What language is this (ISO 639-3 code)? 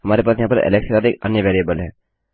hin